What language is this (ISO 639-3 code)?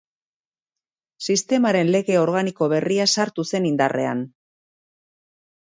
eus